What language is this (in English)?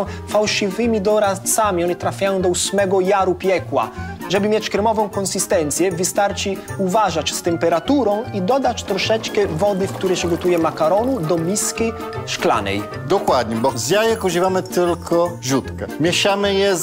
Polish